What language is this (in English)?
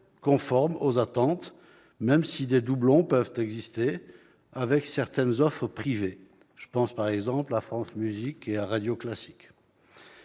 French